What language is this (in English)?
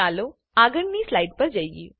Gujarati